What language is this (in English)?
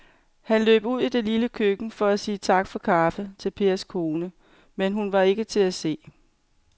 Danish